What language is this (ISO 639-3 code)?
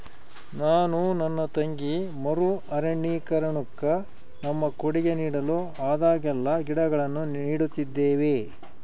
kan